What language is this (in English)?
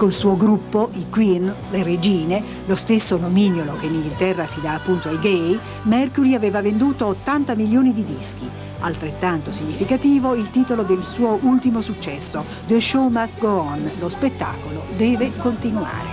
Italian